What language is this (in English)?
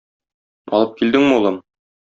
Tatar